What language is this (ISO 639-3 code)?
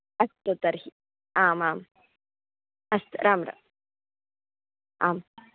san